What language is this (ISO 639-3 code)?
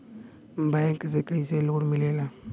bho